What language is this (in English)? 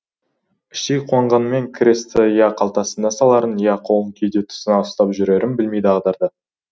Kazakh